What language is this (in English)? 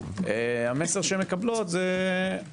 Hebrew